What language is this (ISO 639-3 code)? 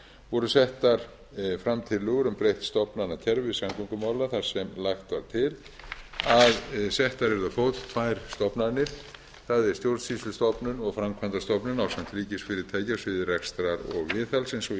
isl